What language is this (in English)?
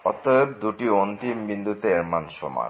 Bangla